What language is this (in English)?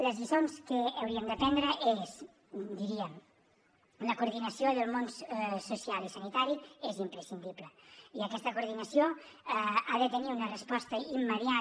Catalan